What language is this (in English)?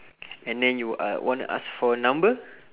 English